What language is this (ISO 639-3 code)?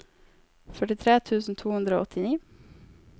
nor